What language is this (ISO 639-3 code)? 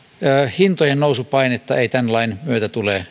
fin